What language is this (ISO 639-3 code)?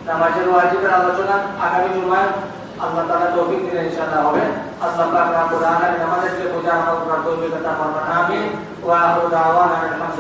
ben